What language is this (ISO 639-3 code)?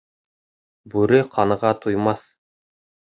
bak